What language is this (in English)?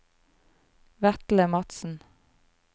Norwegian